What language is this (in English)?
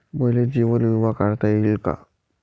Marathi